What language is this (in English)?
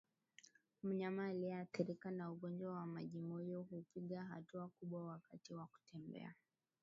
Swahili